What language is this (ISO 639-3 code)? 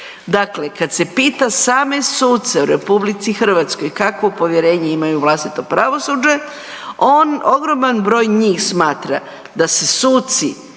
hrv